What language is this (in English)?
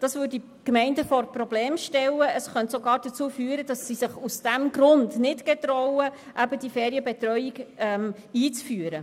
Swiss German